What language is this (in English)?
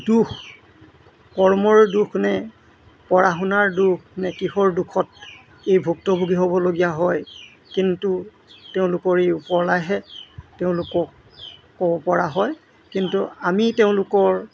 Assamese